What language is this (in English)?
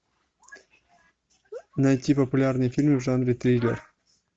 Russian